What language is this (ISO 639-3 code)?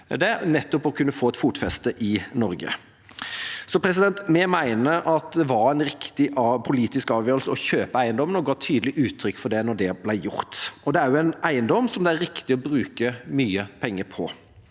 nor